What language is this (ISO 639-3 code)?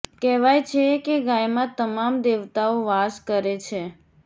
guj